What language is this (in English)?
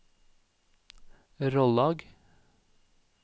Norwegian